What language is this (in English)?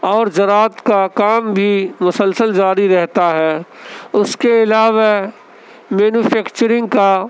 Urdu